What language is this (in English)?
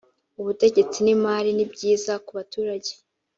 Kinyarwanda